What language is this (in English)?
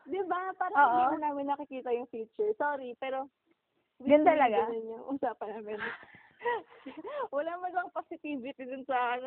Filipino